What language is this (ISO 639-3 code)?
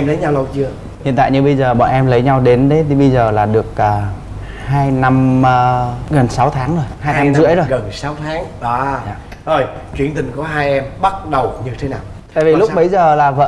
vie